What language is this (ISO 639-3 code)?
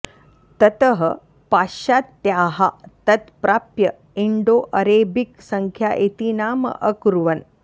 san